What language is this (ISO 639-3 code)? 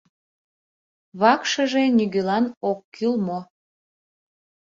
chm